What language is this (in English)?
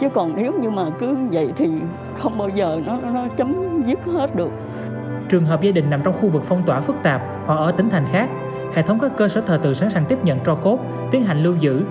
Vietnamese